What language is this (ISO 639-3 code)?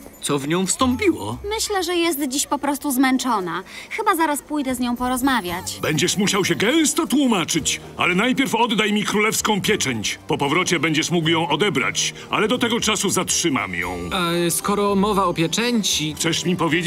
pol